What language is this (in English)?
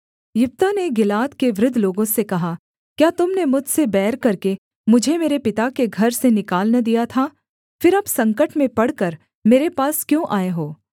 Hindi